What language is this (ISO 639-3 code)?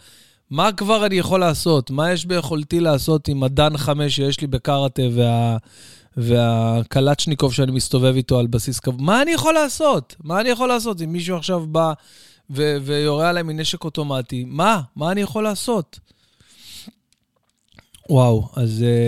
heb